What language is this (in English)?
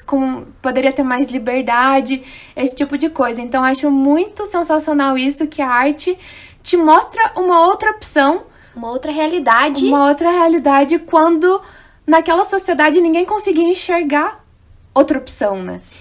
Portuguese